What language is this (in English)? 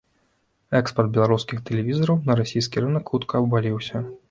Belarusian